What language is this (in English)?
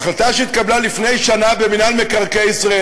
Hebrew